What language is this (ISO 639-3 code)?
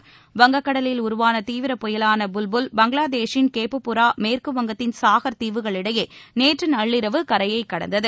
tam